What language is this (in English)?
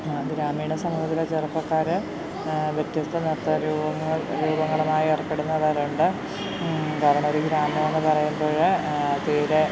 Malayalam